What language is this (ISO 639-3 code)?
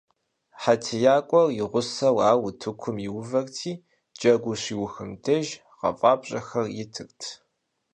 kbd